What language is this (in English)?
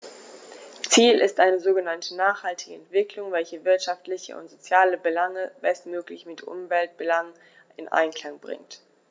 German